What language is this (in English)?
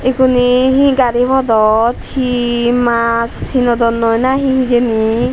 Chakma